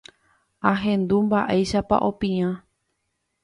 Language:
Guarani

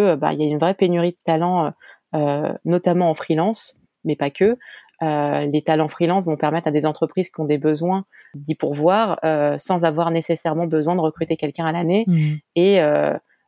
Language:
French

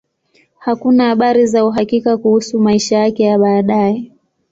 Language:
Swahili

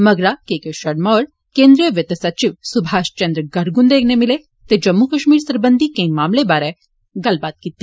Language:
Dogri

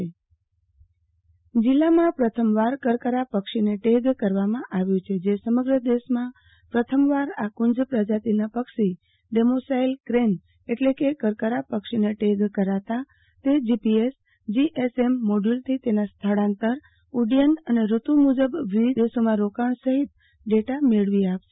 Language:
Gujarati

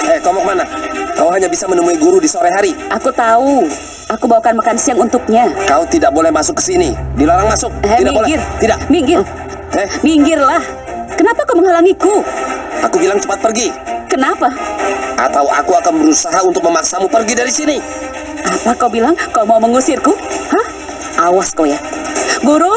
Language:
Indonesian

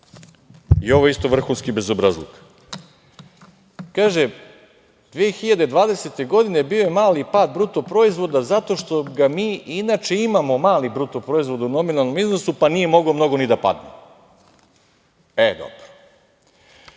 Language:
Serbian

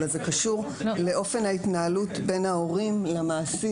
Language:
Hebrew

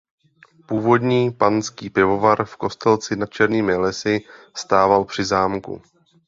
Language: Czech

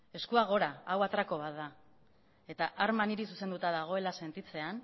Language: Basque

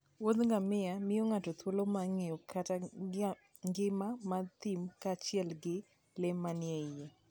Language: Luo (Kenya and Tanzania)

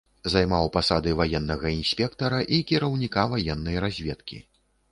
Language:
Belarusian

